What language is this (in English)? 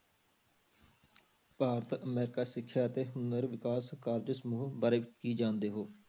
Punjabi